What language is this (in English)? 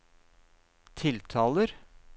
Norwegian